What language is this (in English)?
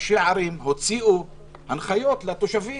Hebrew